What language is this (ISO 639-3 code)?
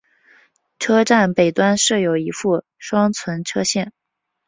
zho